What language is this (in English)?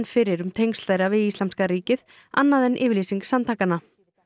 Icelandic